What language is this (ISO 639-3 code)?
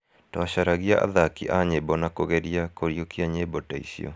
kik